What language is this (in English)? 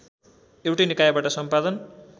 Nepali